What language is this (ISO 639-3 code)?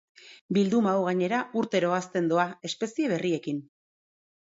eus